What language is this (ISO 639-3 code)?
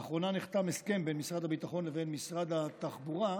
heb